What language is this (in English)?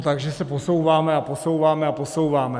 Czech